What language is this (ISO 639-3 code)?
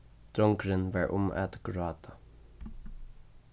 fao